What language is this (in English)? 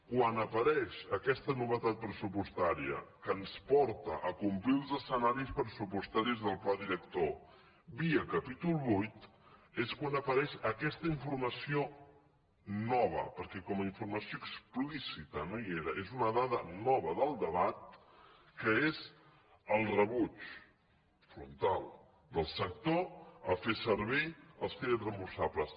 Catalan